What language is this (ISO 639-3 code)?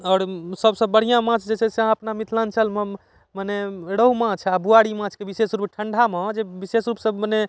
mai